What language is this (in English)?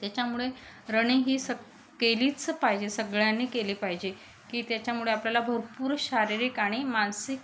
Marathi